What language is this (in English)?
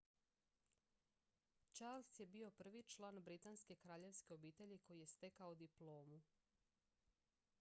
Croatian